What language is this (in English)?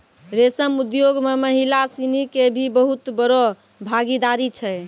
Maithili